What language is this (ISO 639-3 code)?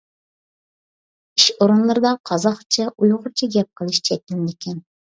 uig